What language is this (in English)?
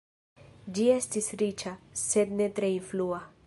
Esperanto